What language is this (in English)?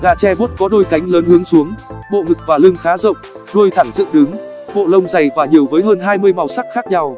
Vietnamese